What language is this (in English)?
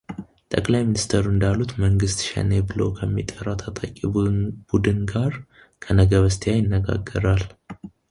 Amharic